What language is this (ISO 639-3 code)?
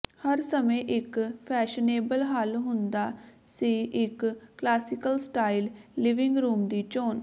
pan